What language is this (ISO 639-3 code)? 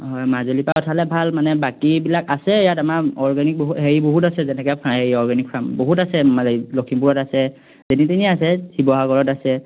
asm